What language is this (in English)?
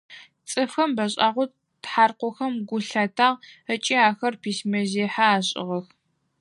Adyghe